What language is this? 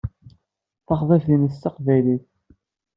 Kabyle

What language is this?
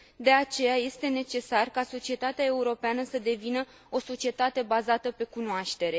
Romanian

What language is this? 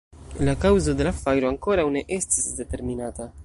Esperanto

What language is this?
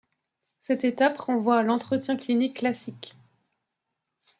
French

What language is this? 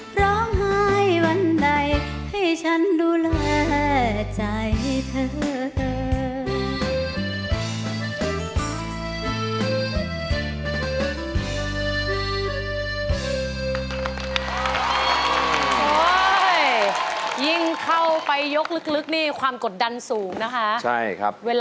Thai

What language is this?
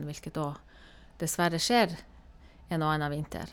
Norwegian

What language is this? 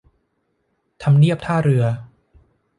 Thai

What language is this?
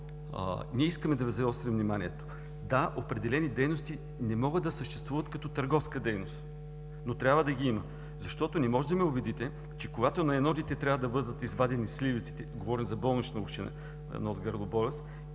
Bulgarian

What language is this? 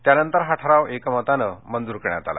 Marathi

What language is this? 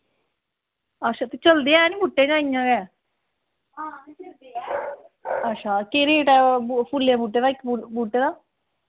Dogri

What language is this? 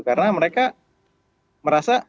Indonesian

